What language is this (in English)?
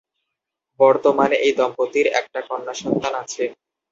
Bangla